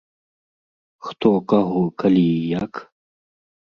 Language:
Belarusian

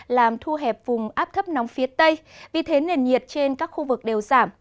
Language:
Vietnamese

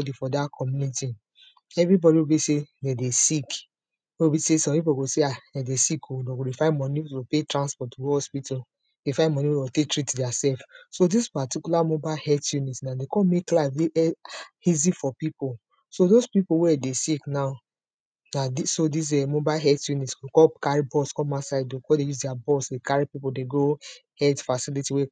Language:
Nigerian Pidgin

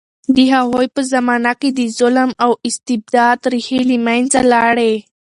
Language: Pashto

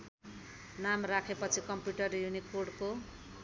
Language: Nepali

